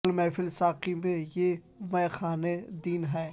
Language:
Urdu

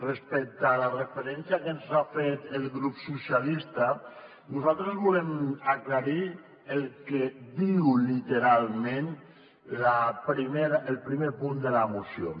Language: Catalan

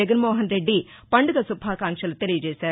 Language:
Telugu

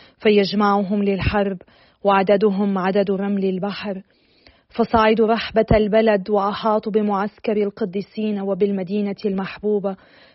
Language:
Arabic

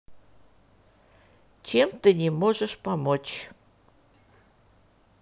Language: Russian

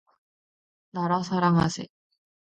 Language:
Korean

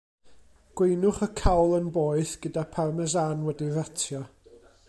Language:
Welsh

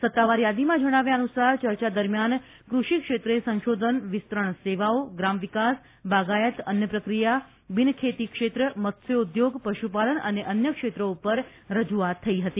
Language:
Gujarati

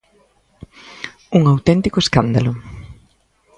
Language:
Galician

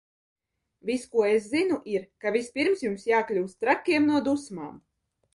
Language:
Latvian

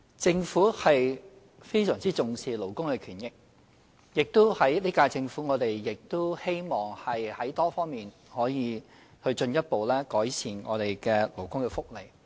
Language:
Cantonese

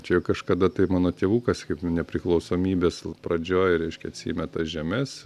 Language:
Lithuanian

